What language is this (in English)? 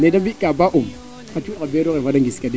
Serer